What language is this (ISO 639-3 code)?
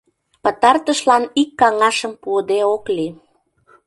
chm